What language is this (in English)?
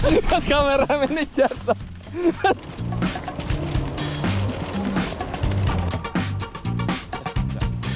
Indonesian